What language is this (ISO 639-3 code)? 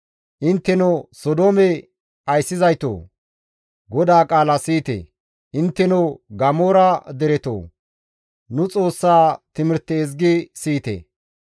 gmv